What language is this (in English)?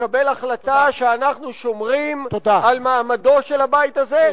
Hebrew